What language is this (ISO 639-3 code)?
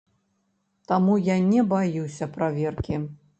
bel